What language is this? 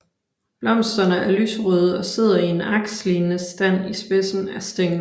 Danish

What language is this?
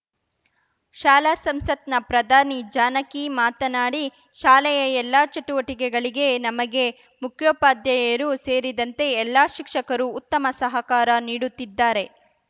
Kannada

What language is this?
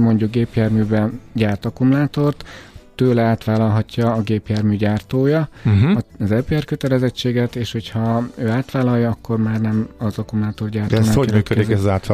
Hungarian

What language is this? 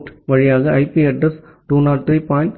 Tamil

